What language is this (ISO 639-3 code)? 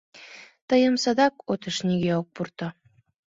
chm